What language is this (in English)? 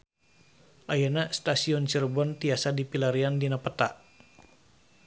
Sundanese